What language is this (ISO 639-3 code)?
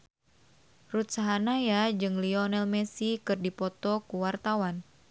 sun